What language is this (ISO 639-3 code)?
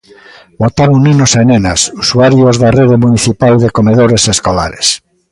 glg